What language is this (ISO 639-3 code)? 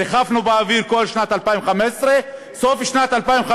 heb